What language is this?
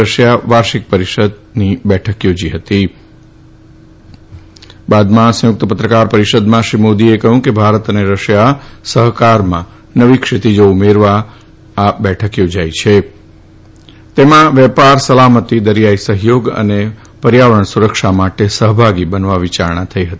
Gujarati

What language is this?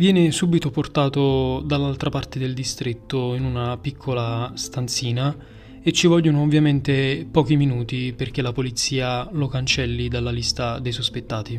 Italian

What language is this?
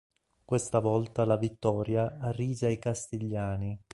Italian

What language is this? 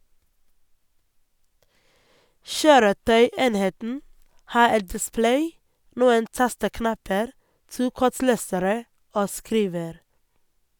Norwegian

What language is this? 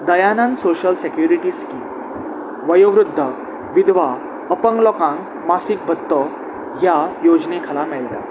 Konkani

